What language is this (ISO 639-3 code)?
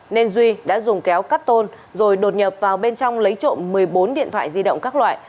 vie